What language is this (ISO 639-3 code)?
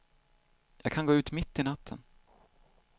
swe